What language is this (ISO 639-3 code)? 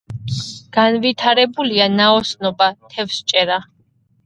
kat